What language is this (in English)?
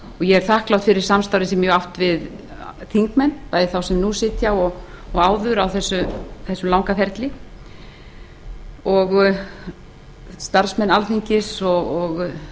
Icelandic